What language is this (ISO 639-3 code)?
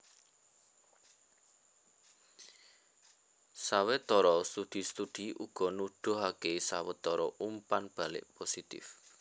jav